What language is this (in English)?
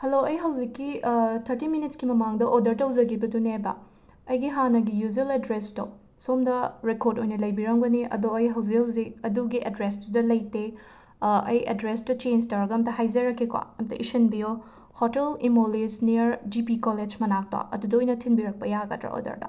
Manipuri